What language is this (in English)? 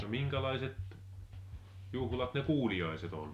Finnish